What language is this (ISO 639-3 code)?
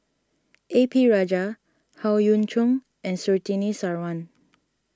eng